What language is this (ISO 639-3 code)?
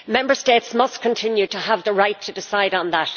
eng